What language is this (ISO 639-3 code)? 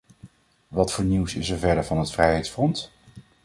nld